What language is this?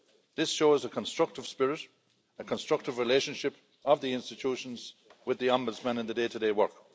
English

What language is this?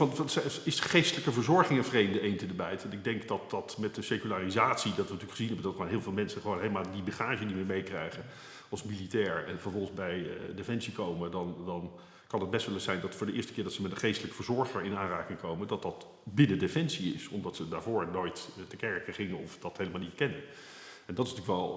Dutch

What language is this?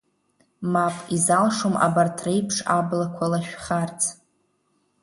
Abkhazian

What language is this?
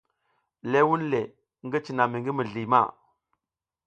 South Giziga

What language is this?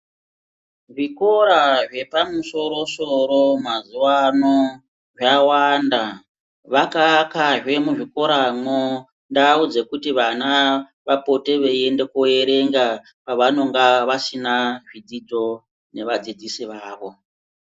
Ndau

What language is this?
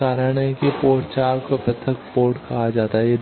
Hindi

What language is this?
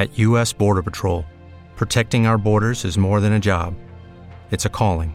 Spanish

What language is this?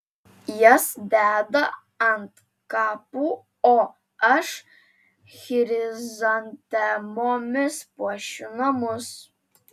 Lithuanian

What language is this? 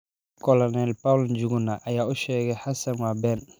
Somali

